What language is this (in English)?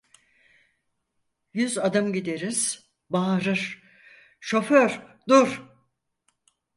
Turkish